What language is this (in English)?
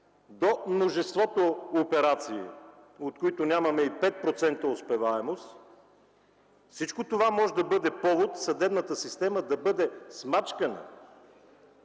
Bulgarian